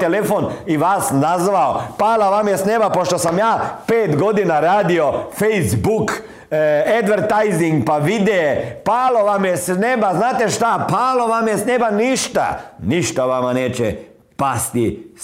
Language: Croatian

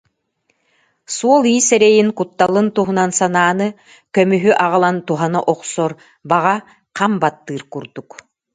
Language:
Yakut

